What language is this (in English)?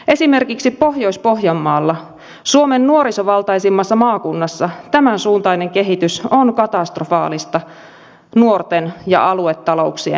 Finnish